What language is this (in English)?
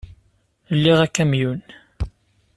Kabyle